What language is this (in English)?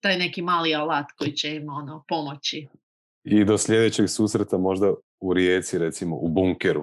Croatian